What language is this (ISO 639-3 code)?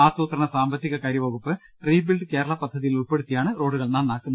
mal